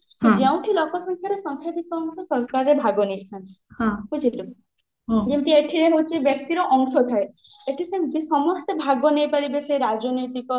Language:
Odia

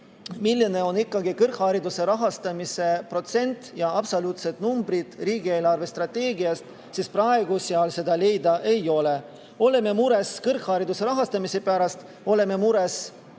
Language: Estonian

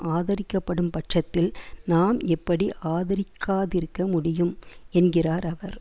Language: Tamil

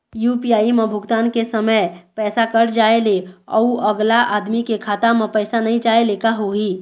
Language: Chhattisgarhi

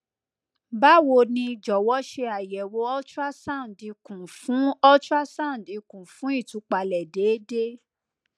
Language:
Yoruba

